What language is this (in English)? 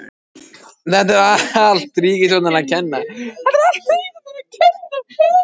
Icelandic